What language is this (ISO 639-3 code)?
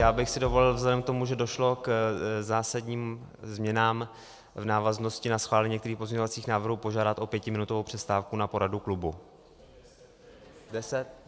ces